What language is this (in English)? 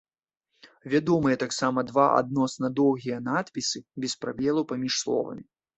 Belarusian